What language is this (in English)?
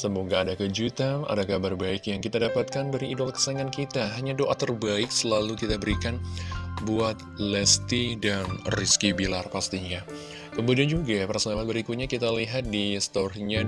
Indonesian